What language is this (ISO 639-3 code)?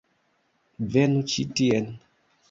epo